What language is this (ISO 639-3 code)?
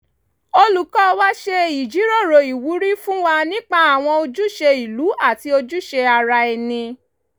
yor